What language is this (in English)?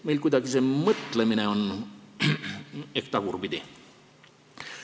Estonian